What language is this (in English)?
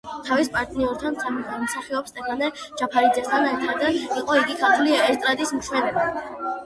Georgian